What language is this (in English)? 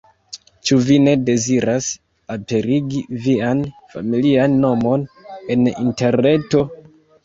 Esperanto